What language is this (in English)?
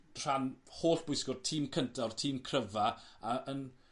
Welsh